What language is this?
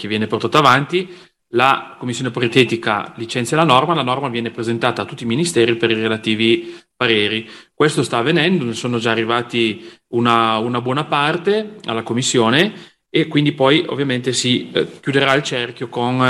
Italian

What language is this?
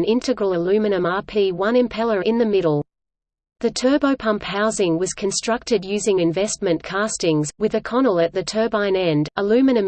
English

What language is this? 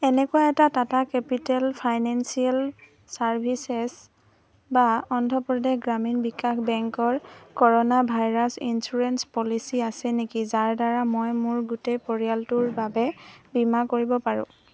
Assamese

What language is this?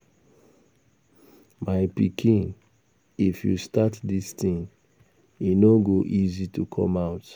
Nigerian Pidgin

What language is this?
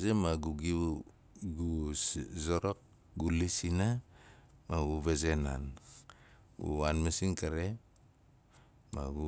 Nalik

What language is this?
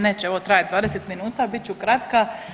Croatian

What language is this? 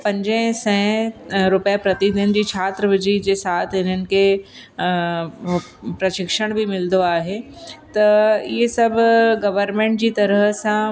Sindhi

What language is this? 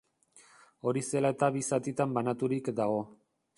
Basque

